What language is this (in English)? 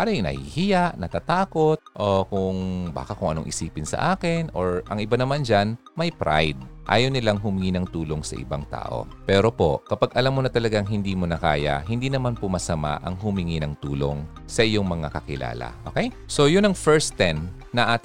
Filipino